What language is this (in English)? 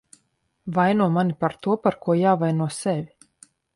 Latvian